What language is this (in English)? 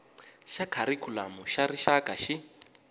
Tsonga